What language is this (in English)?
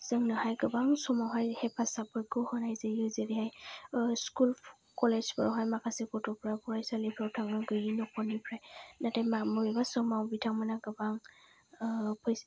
Bodo